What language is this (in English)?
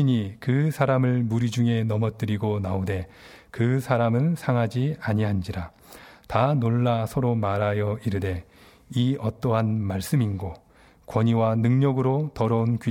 Korean